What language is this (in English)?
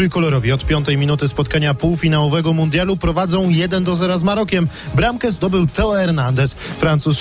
Polish